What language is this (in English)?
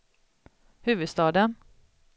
Swedish